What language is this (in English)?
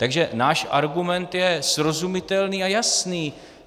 Czech